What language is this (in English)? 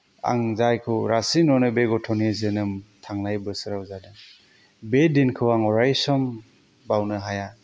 Bodo